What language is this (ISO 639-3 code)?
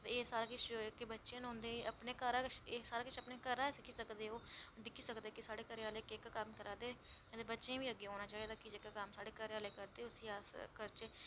doi